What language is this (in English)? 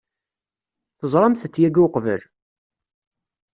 Kabyle